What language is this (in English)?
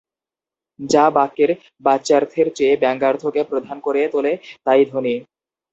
Bangla